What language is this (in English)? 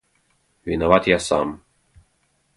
Russian